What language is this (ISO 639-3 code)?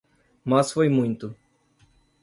por